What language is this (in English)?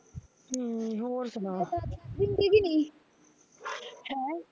Punjabi